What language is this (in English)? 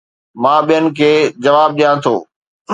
Sindhi